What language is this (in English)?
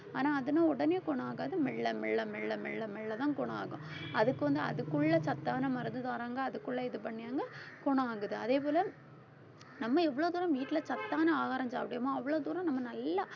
Tamil